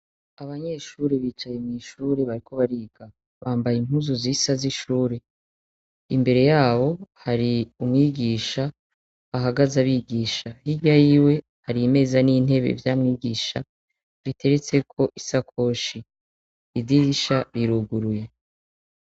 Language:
Rundi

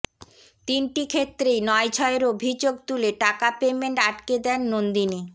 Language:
Bangla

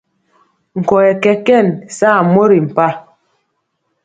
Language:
Mpiemo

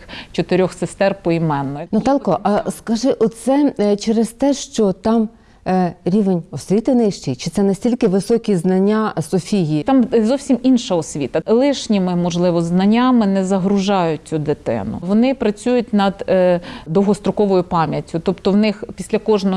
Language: Ukrainian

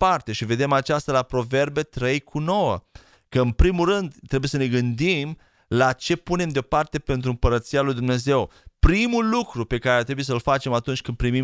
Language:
Romanian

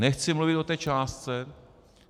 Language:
Czech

